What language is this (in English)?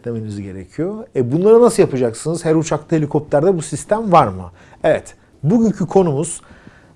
Turkish